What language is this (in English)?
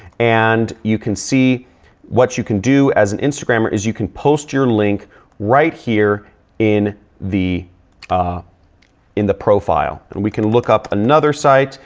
English